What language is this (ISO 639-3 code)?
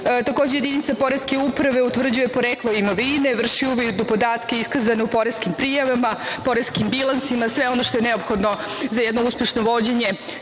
srp